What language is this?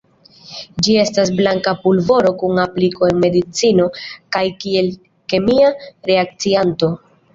Esperanto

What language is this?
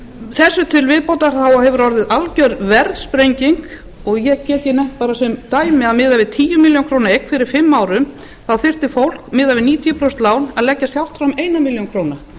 Icelandic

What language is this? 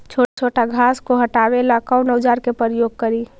Magahi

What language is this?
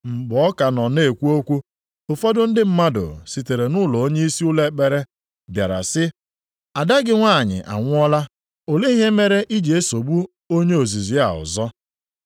Igbo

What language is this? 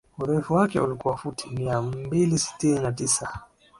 Swahili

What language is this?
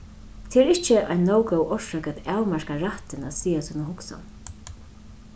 Faroese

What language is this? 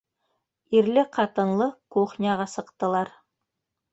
Bashkir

